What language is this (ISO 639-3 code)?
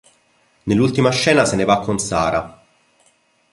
ita